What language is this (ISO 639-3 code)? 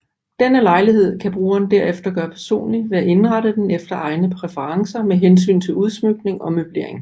dan